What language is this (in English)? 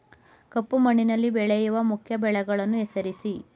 Kannada